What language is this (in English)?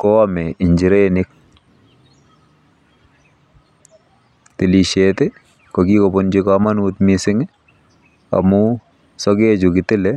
Kalenjin